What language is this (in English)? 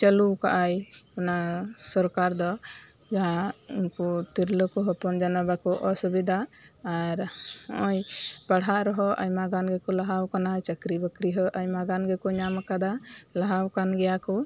Santali